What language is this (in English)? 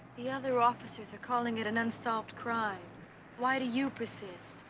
English